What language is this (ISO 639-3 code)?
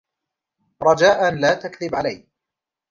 ara